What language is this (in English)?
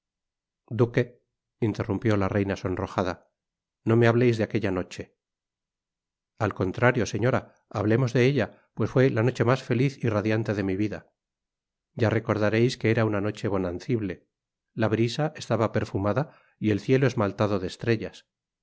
Spanish